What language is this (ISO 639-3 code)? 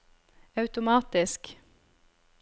nor